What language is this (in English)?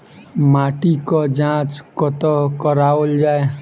Maithili